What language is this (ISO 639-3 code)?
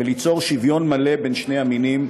heb